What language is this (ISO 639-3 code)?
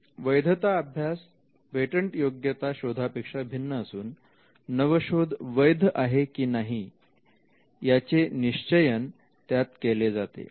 mar